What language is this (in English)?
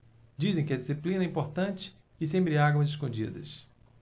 Portuguese